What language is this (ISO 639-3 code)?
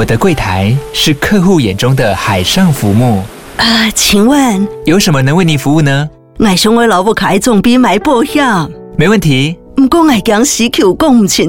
zho